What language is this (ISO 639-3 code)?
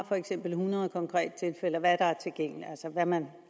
dan